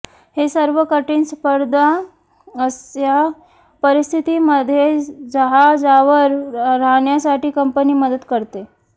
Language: Marathi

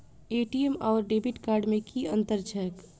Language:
Maithili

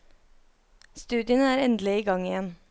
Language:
Norwegian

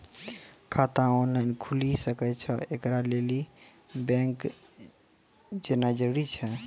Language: Maithili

